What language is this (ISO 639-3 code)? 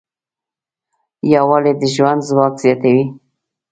pus